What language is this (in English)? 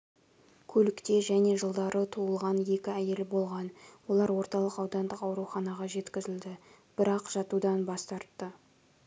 Kazakh